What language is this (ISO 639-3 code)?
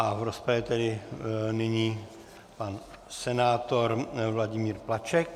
ces